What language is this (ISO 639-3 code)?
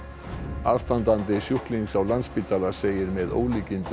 isl